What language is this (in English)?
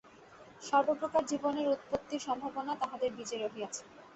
Bangla